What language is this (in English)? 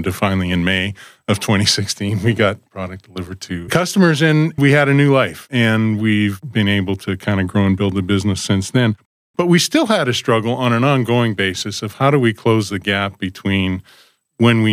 English